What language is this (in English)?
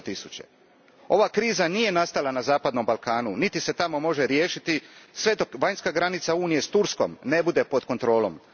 Croatian